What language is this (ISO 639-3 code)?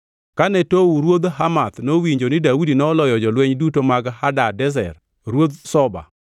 luo